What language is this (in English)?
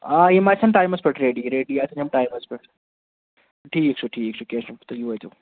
Kashmiri